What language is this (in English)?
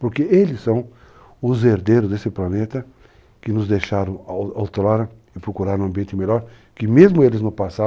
Portuguese